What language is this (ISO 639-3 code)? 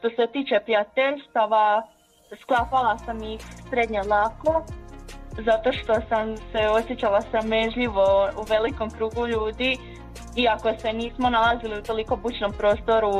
hrv